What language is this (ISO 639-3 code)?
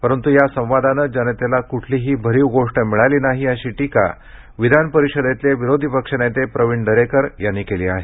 mar